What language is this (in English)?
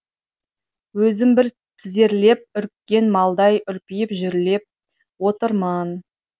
Kazakh